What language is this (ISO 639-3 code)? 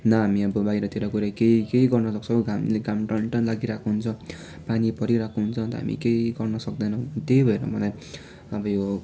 nep